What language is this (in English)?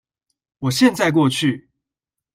Chinese